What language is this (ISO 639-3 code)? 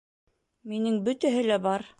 bak